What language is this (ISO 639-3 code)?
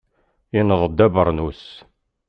kab